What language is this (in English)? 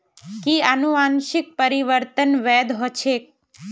Magahi